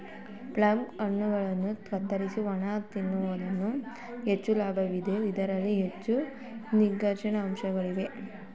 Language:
Kannada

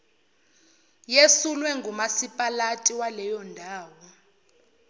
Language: Zulu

